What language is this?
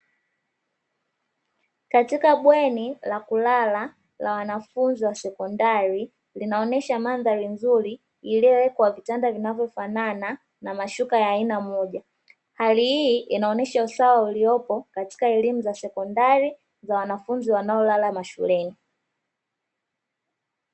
Swahili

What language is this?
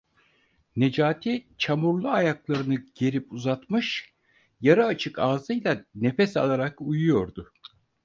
Turkish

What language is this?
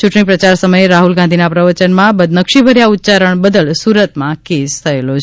Gujarati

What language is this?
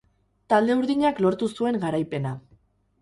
Basque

